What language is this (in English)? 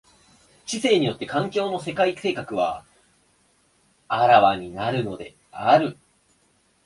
Japanese